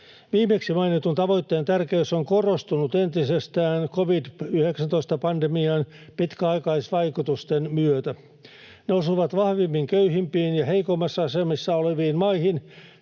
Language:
Finnish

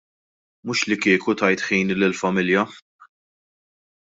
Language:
Maltese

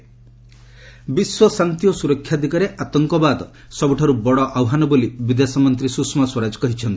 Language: Odia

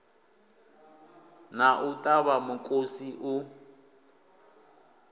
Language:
Venda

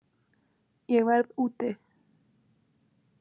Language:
Icelandic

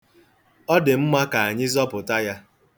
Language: Igbo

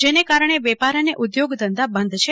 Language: Gujarati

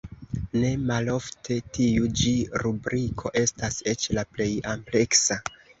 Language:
Esperanto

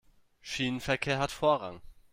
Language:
German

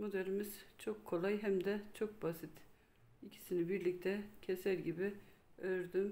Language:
Turkish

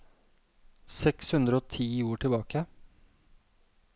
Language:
Norwegian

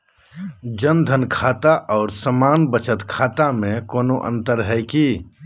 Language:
Magahi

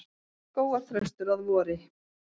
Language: Icelandic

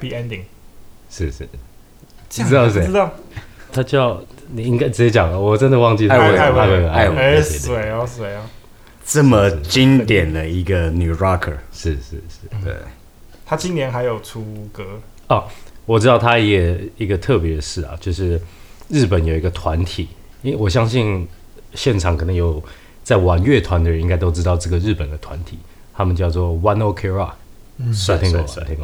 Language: Chinese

